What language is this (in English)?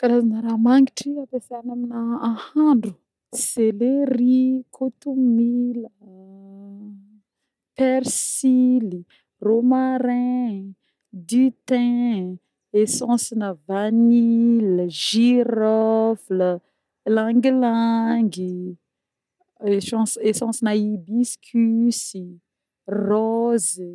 Northern Betsimisaraka Malagasy